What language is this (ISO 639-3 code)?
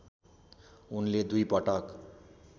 nep